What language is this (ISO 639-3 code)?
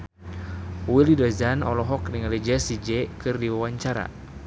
sun